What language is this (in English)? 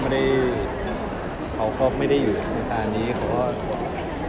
Thai